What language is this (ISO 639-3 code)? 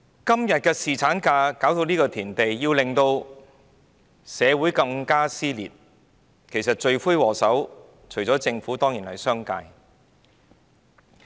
yue